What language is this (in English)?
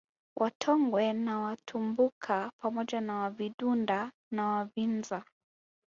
Swahili